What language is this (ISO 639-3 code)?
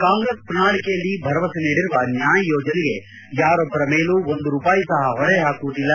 kan